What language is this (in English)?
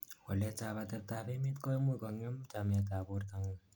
Kalenjin